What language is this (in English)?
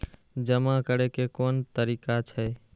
Maithili